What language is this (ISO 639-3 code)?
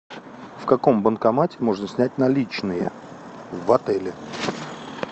rus